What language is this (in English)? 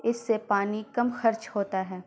Urdu